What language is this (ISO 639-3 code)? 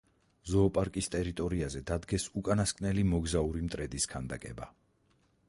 kat